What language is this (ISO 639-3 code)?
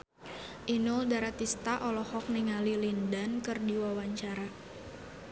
sun